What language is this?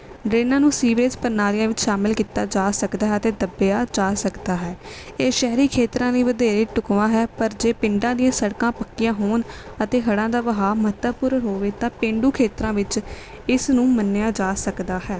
Punjabi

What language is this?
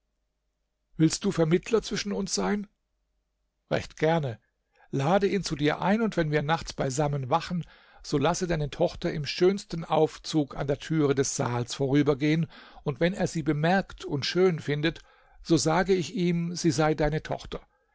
German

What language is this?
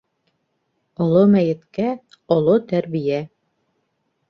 Bashkir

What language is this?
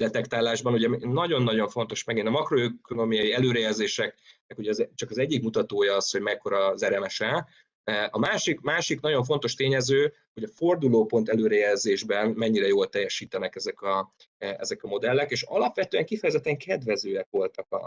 Hungarian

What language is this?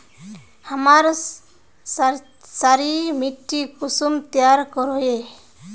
Magahi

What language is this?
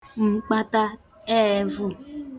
Igbo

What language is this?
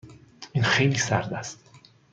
Persian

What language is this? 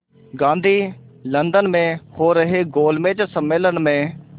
Hindi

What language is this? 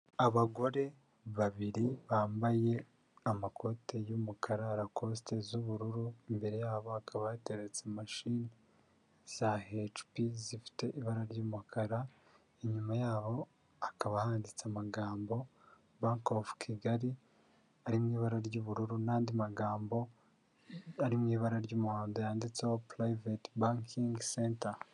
Kinyarwanda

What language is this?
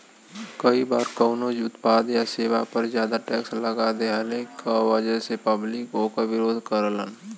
Bhojpuri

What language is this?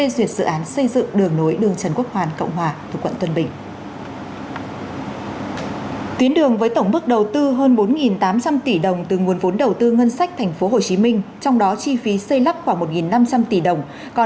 Vietnamese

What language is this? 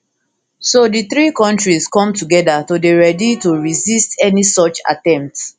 Nigerian Pidgin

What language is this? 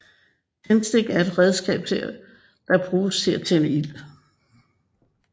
Danish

